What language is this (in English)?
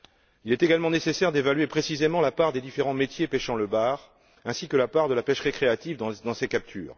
French